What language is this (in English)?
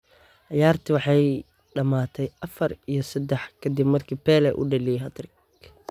Somali